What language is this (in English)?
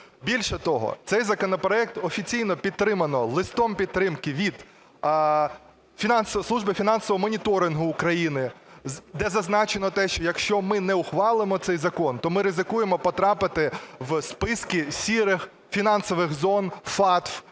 Ukrainian